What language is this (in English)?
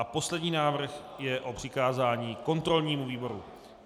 Czech